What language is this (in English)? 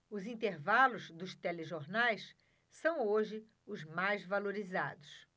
Portuguese